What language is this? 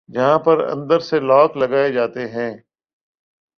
Urdu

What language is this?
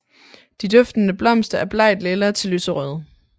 Danish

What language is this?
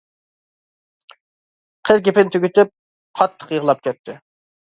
Uyghur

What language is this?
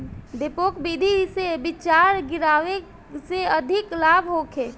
Bhojpuri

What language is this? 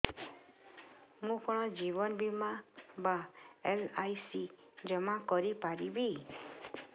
Odia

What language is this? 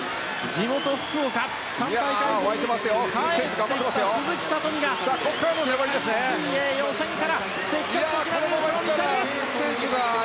Japanese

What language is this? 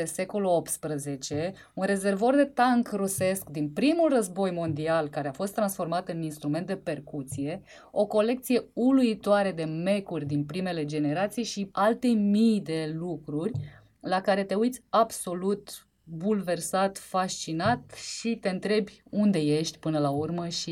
Romanian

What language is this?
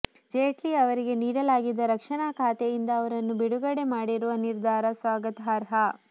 Kannada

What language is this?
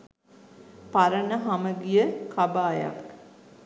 Sinhala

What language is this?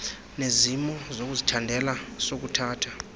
Xhosa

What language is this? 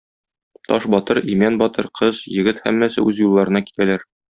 Tatar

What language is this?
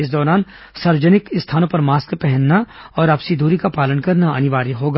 Hindi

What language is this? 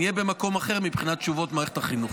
Hebrew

